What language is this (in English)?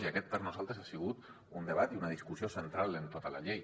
Catalan